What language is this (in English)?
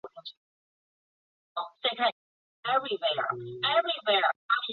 Chinese